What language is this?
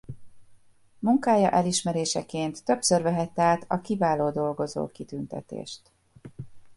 Hungarian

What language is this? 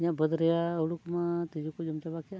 Santali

